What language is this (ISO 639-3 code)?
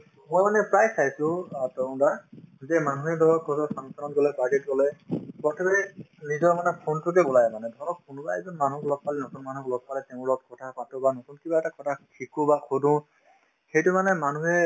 asm